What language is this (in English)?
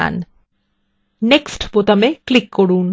Bangla